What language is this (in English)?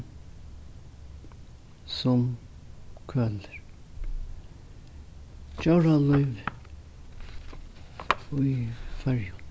Faroese